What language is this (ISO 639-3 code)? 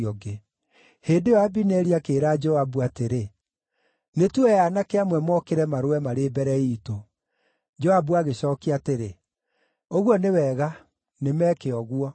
kik